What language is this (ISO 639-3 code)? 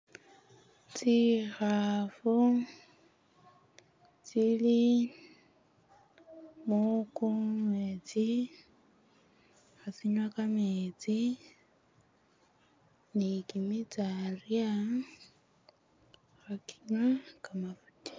myx